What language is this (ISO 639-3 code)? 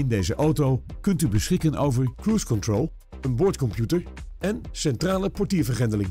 nld